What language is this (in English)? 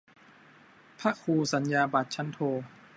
Thai